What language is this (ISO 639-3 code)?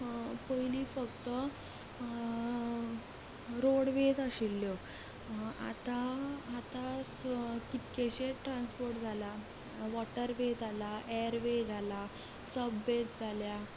kok